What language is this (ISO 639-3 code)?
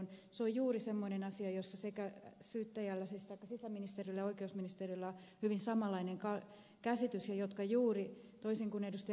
fin